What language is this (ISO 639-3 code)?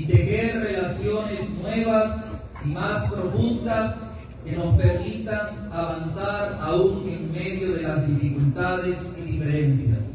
spa